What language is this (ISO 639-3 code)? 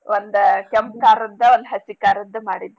kan